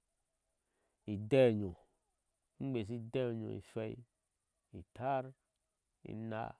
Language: Ashe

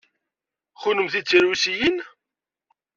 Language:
Kabyle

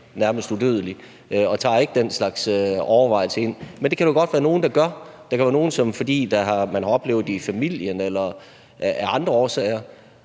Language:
Danish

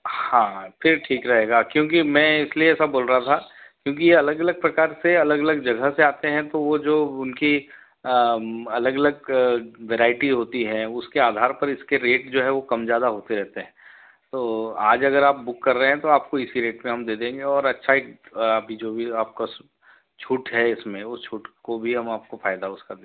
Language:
Hindi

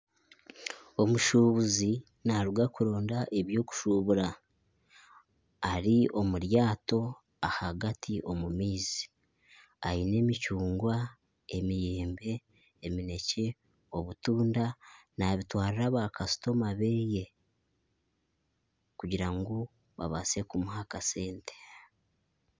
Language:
Nyankole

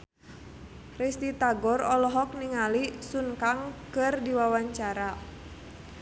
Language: Sundanese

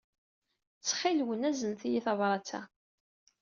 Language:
Kabyle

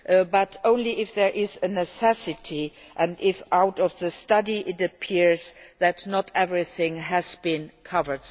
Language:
English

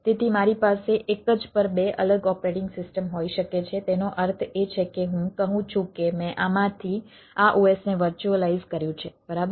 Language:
Gujarati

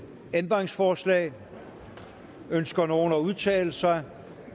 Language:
Danish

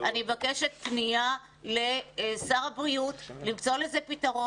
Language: Hebrew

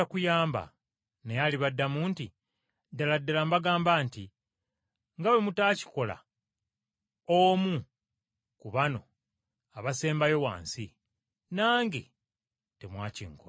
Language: Ganda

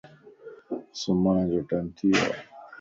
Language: Lasi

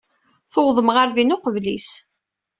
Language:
Kabyle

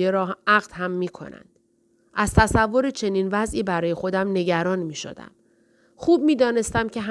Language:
Persian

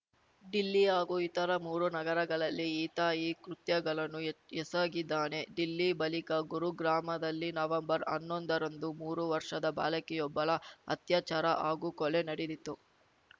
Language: Kannada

